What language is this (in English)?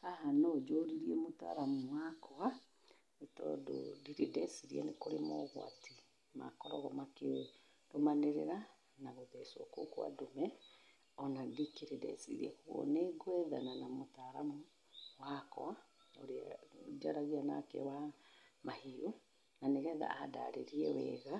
Kikuyu